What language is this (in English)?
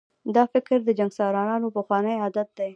Pashto